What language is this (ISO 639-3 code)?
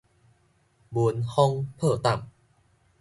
nan